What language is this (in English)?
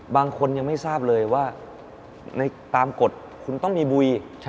Thai